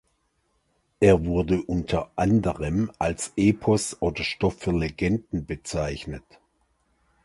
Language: German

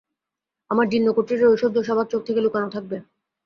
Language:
Bangla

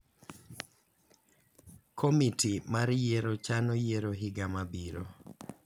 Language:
Luo (Kenya and Tanzania)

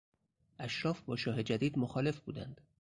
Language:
Persian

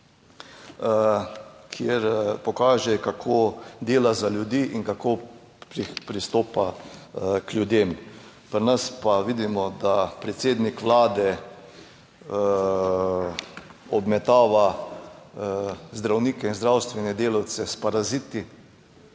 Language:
Slovenian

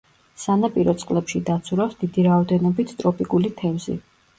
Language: Georgian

